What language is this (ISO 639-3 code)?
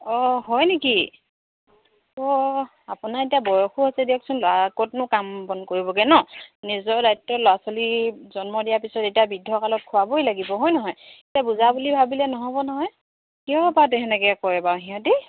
asm